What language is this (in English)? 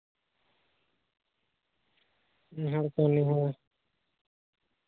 Santali